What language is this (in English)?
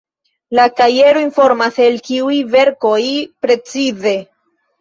Esperanto